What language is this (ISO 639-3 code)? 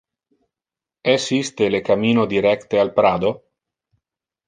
ina